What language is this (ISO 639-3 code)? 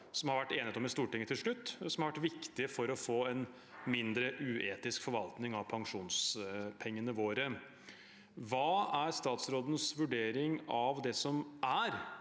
nor